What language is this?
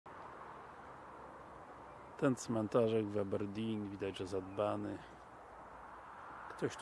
Polish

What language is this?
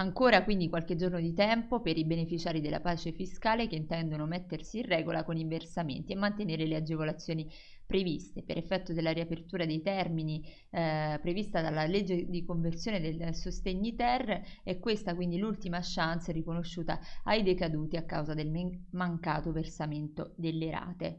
Italian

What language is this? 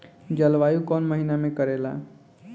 Bhojpuri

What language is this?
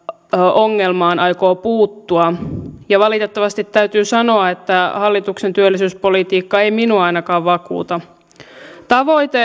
Finnish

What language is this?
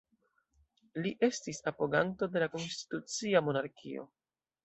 Esperanto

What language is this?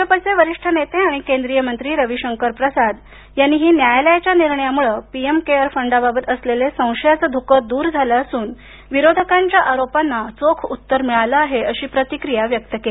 Marathi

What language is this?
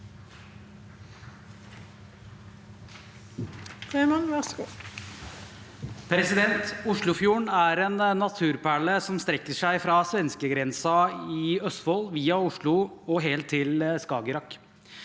Norwegian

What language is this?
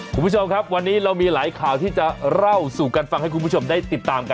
Thai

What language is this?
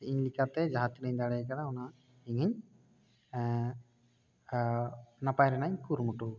Santali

